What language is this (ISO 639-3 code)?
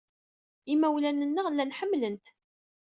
kab